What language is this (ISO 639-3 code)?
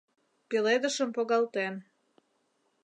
chm